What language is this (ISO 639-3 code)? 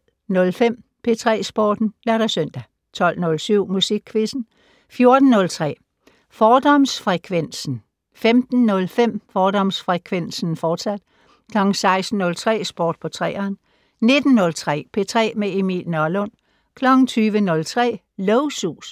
dan